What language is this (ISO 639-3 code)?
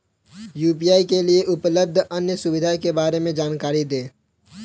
hin